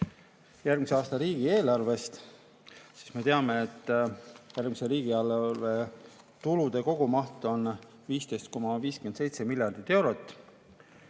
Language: Estonian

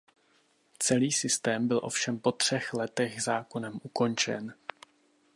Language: Czech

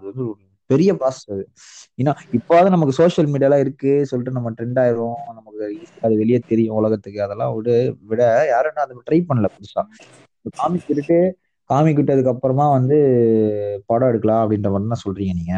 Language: Tamil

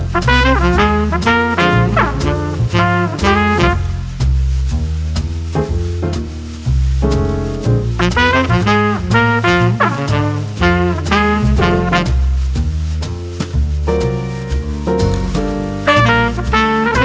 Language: Thai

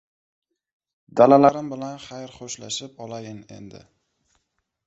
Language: Uzbek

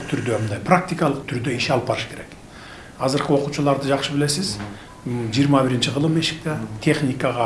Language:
Turkish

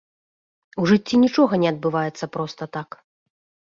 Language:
Belarusian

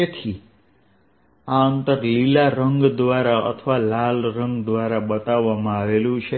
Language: Gujarati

